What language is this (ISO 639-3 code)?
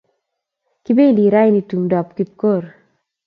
kln